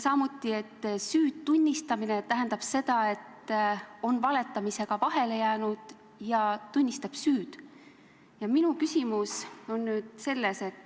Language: Estonian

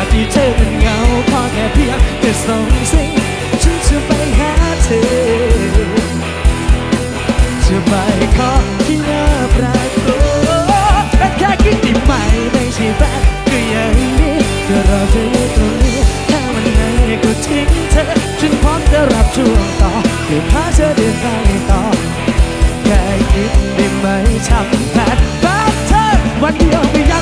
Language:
Thai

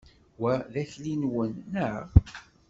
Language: Kabyle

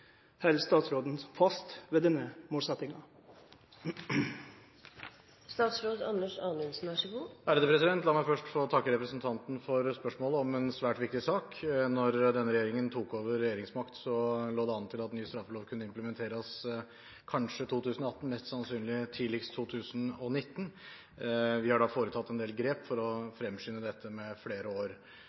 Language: Norwegian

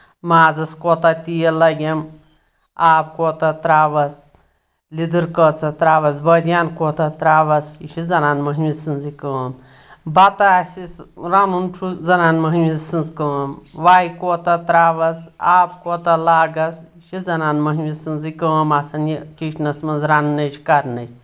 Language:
Kashmiri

